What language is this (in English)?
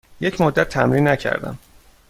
Persian